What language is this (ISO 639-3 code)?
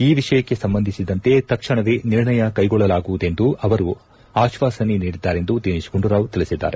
kan